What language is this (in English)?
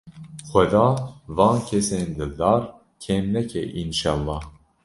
Kurdish